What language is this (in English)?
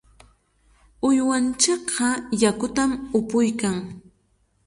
Chiquián Ancash Quechua